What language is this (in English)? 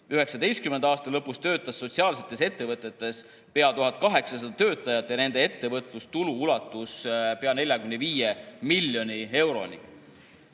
Estonian